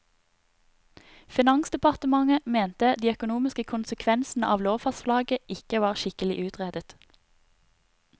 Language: Norwegian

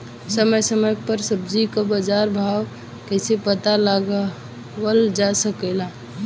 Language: Bhojpuri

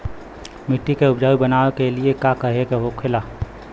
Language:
Bhojpuri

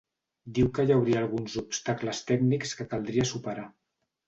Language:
Catalan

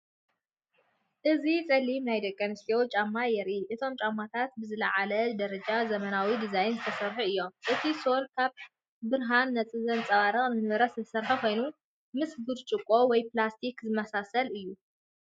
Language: Tigrinya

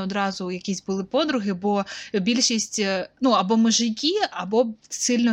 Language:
Ukrainian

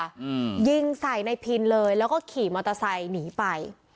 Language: Thai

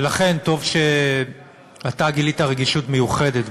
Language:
Hebrew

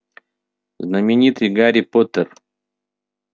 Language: Russian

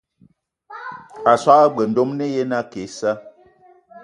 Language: Eton (Cameroon)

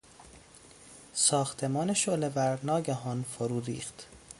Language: Persian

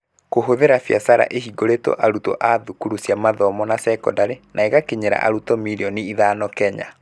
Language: Kikuyu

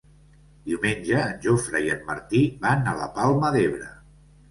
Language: Catalan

